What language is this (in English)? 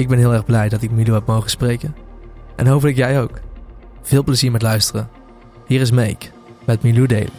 Dutch